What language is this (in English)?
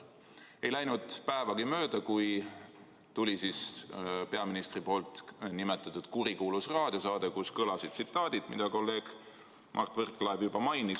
Estonian